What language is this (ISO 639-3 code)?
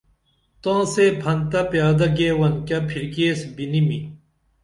dml